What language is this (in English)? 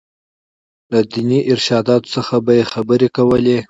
Pashto